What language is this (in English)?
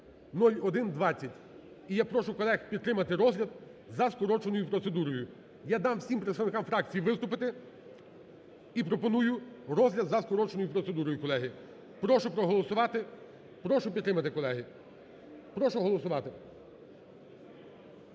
Ukrainian